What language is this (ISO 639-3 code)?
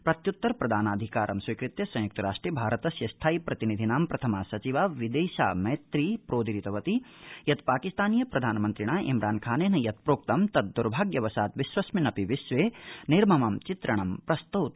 san